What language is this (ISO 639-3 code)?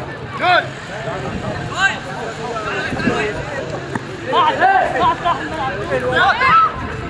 ara